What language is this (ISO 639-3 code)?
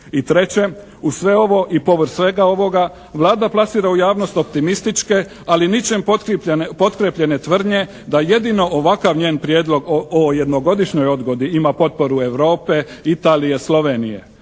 hrv